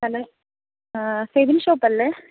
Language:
Malayalam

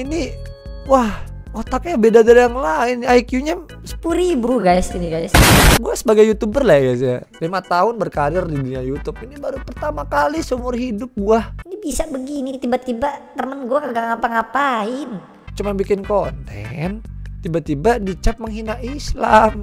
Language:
Indonesian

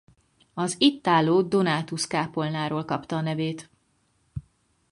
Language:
Hungarian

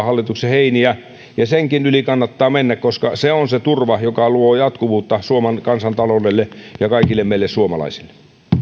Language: Finnish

